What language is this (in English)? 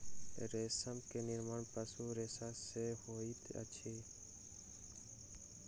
Maithili